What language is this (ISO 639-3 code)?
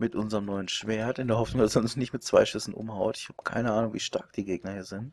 deu